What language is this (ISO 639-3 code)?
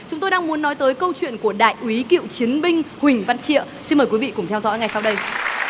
vie